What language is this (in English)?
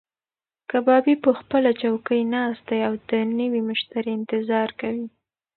Pashto